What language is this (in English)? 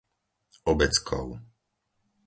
Slovak